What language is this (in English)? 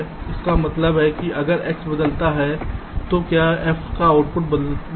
Hindi